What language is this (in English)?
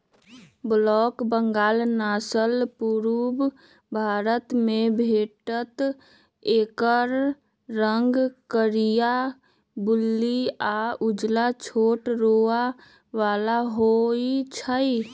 Magahi